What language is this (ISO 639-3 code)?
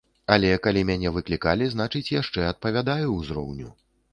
bel